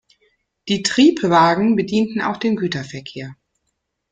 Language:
German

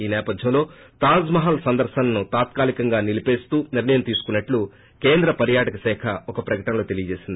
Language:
Telugu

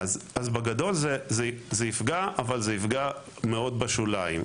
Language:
Hebrew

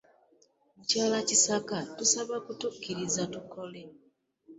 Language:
Ganda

